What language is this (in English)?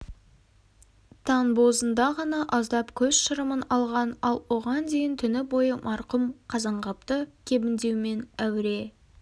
Kazakh